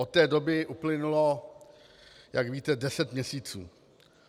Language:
Czech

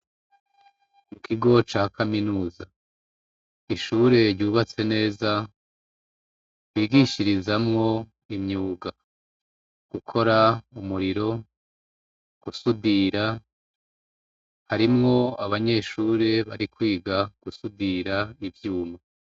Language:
Rundi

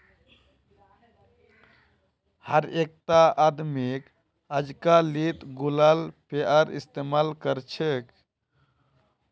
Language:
Magahi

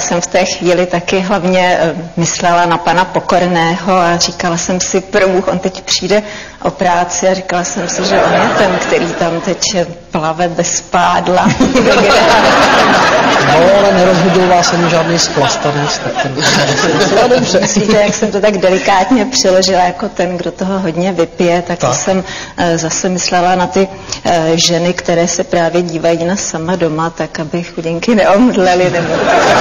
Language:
Czech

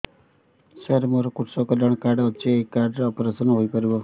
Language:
Odia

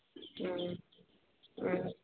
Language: Manipuri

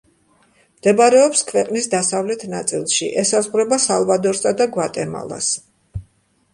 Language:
Georgian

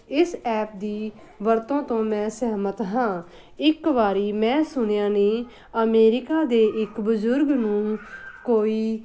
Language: Punjabi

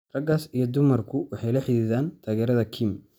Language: Somali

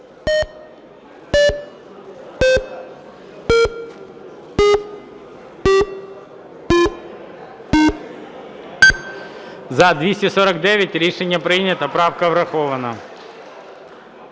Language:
Ukrainian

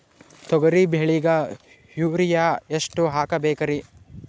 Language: Kannada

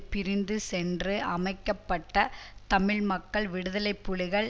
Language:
Tamil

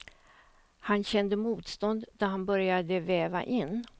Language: Swedish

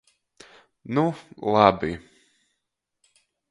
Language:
Latgalian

